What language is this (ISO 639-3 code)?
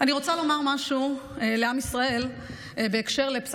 heb